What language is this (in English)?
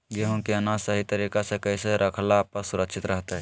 Magahi